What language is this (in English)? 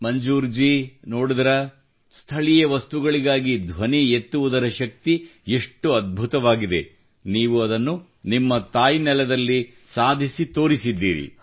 Kannada